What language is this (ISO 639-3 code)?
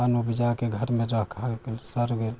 mai